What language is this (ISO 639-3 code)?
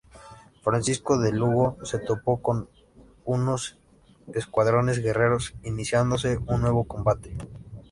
spa